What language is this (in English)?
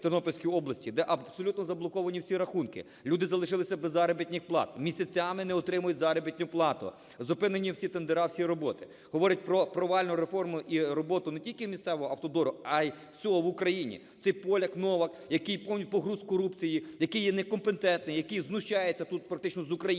Ukrainian